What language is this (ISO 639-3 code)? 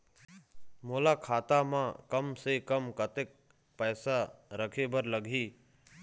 hne